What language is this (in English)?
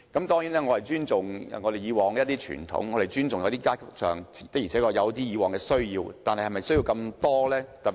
Cantonese